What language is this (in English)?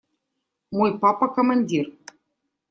Russian